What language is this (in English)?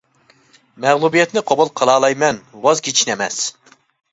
Uyghur